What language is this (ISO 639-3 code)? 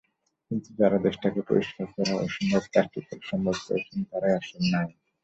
ben